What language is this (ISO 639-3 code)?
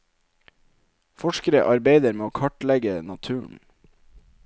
nor